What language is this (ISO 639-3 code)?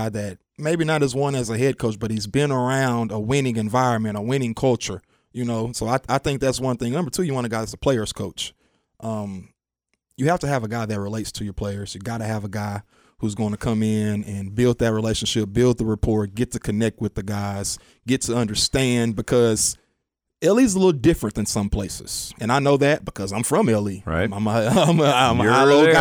eng